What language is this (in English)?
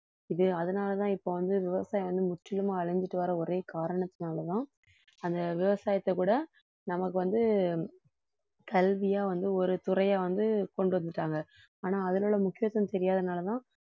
Tamil